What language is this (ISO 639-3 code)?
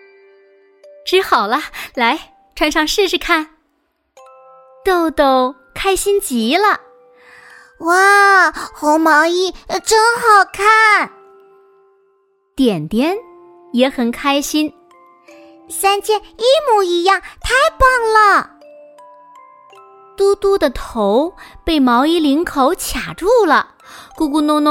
zho